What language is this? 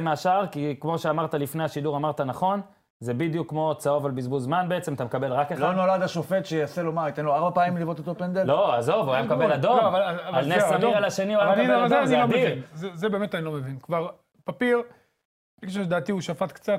Hebrew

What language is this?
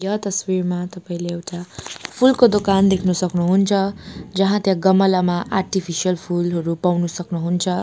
Nepali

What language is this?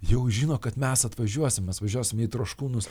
Lithuanian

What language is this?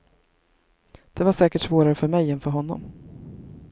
Swedish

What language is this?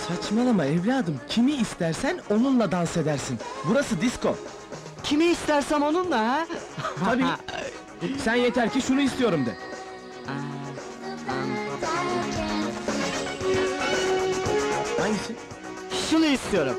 Turkish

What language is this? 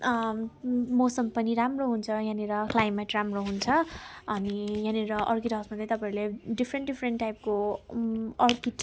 Nepali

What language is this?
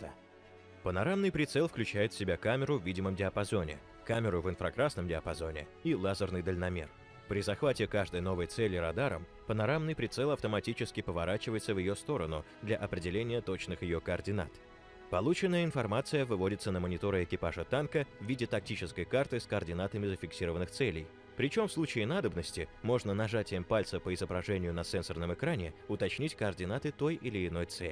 Russian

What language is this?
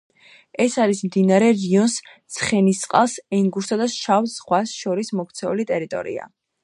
Georgian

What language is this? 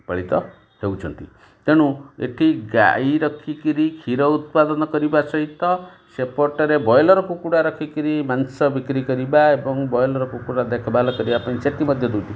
Odia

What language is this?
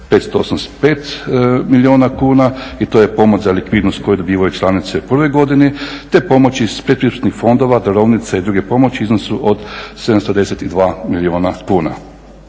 Croatian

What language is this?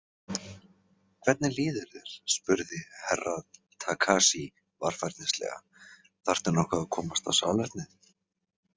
Icelandic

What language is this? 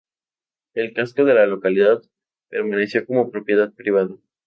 Spanish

